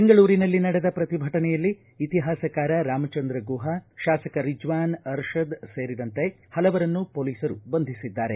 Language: Kannada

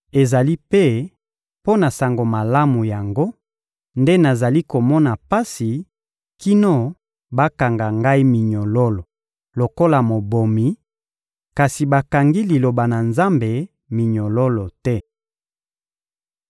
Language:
Lingala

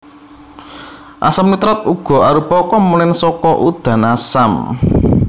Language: Javanese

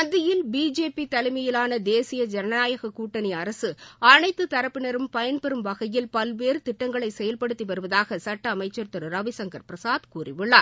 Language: Tamil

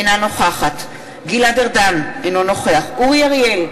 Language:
Hebrew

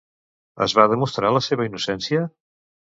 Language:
Catalan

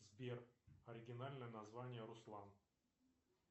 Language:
Russian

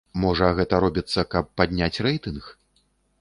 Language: Belarusian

